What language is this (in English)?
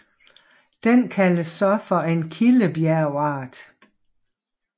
Danish